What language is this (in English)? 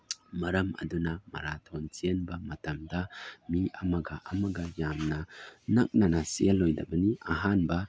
Manipuri